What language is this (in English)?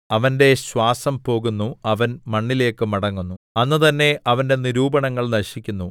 Malayalam